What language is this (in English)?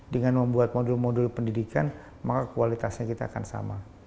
Indonesian